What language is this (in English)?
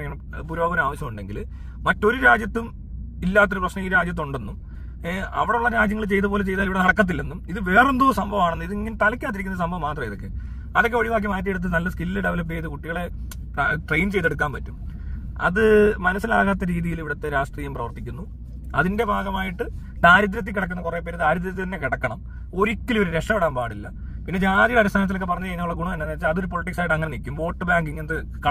Malayalam